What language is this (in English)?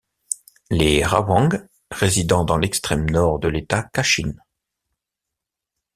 French